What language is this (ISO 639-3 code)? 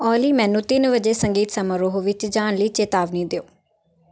pan